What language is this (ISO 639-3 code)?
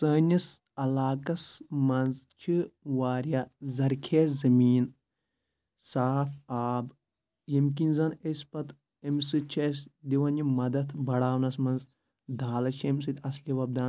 kas